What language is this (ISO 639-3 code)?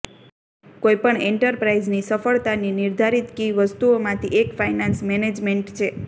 guj